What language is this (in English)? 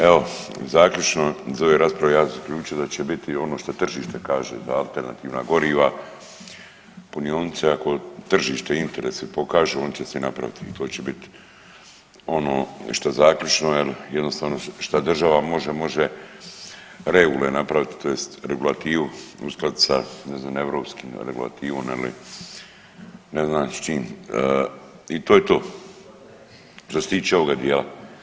Croatian